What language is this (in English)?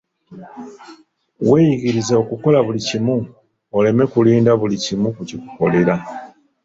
Ganda